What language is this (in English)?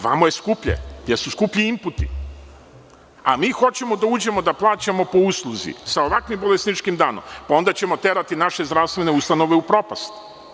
Serbian